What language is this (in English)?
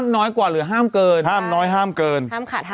Thai